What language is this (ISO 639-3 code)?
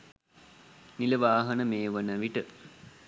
sin